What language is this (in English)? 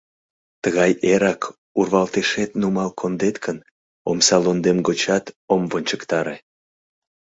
Mari